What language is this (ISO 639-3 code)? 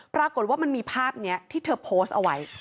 tha